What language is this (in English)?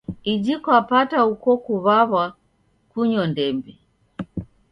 Taita